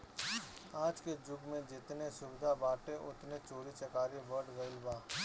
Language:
Bhojpuri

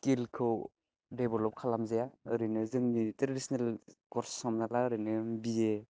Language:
Bodo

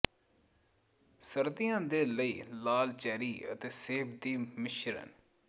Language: Punjabi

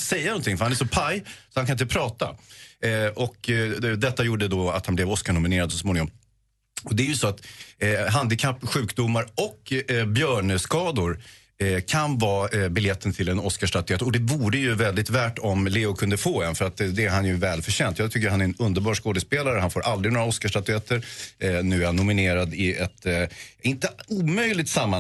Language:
Swedish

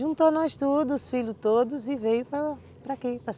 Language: Portuguese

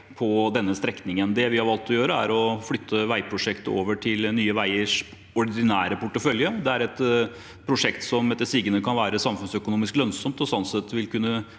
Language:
Norwegian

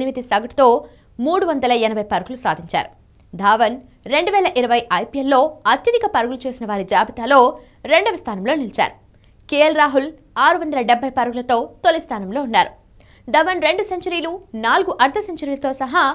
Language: Hindi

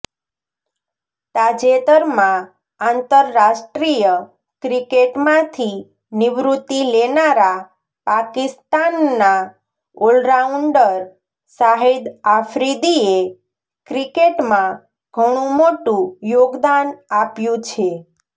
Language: Gujarati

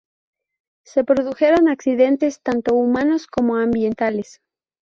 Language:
Spanish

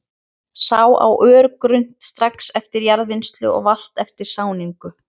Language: Icelandic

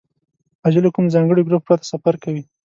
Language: Pashto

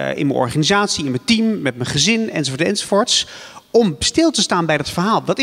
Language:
Dutch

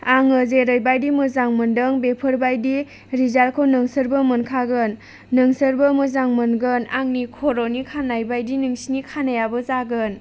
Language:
Bodo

